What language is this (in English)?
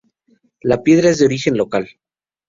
Spanish